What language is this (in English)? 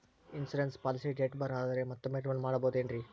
Kannada